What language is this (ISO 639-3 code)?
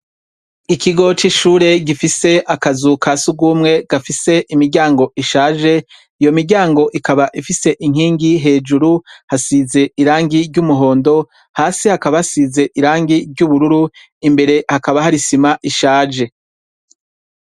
run